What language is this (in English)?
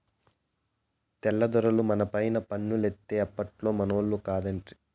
Telugu